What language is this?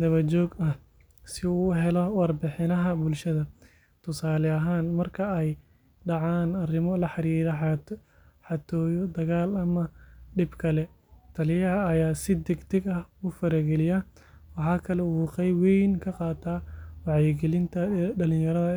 Somali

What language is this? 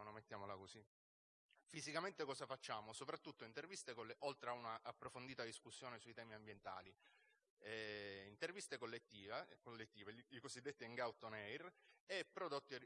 Italian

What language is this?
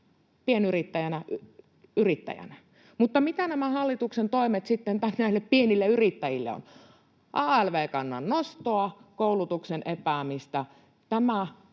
Finnish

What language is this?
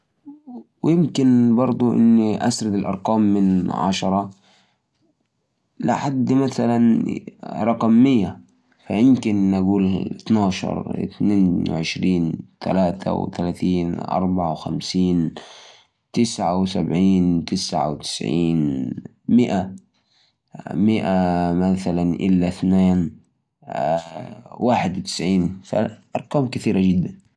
Najdi Arabic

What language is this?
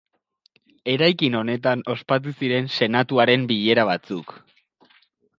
Basque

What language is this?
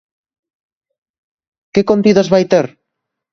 Galician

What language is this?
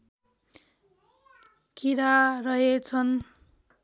Nepali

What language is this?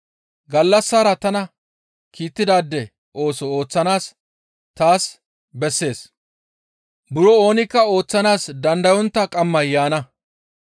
Gamo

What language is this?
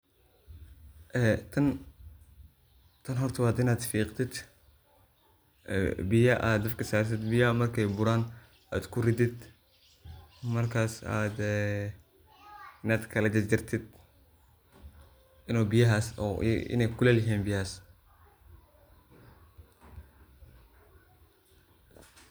Somali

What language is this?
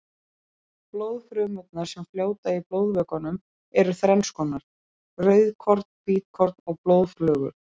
Icelandic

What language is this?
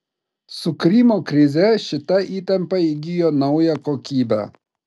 Lithuanian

